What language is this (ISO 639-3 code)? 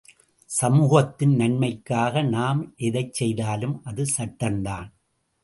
tam